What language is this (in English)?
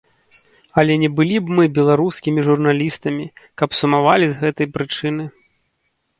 Belarusian